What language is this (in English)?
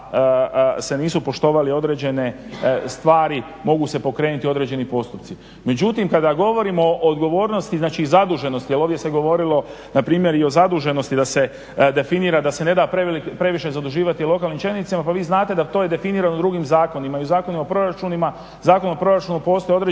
Croatian